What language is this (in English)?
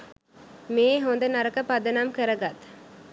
Sinhala